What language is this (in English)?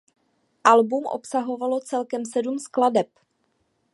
Czech